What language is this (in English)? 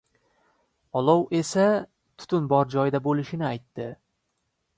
Uzbek